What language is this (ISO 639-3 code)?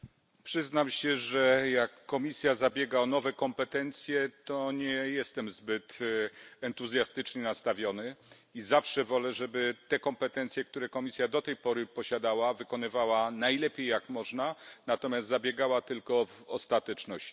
pol